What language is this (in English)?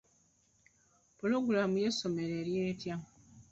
Ganda